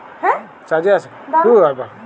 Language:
Bangla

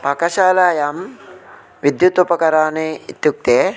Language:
Sanskrit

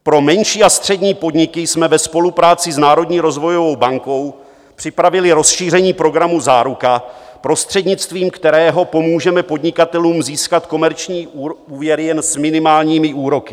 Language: Czech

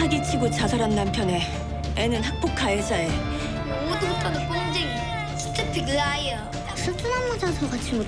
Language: Korean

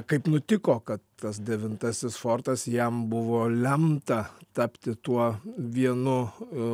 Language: Lithuanian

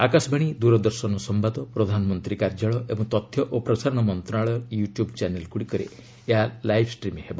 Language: Odia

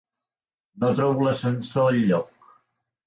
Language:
Catalan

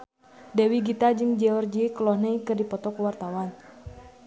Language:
Sundanese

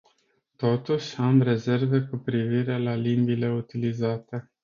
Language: Romanian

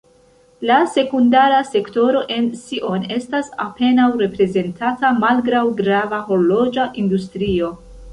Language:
Esperanto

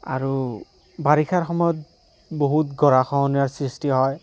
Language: Assamese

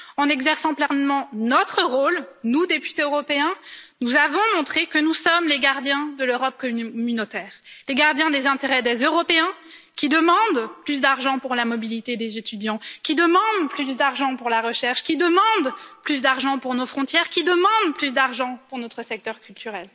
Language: French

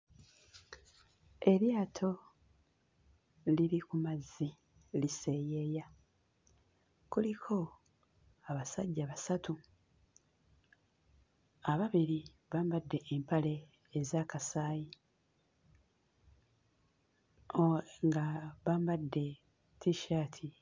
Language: Ganda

